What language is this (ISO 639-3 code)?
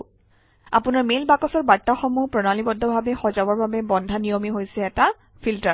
asm